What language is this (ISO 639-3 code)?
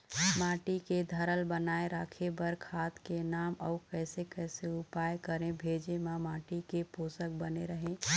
hne